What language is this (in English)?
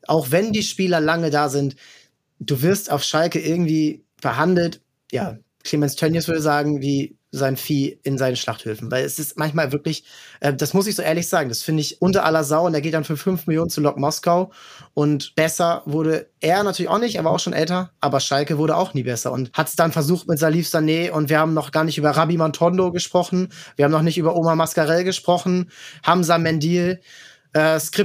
German